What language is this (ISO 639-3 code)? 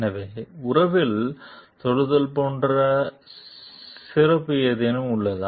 tam